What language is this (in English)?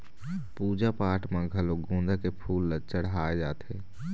Chhattisgarhi